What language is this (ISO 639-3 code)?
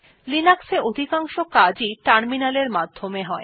ben